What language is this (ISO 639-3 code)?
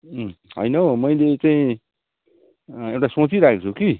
nep